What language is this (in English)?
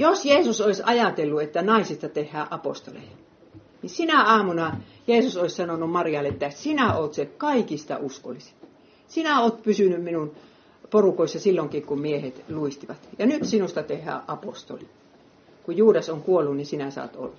Finnish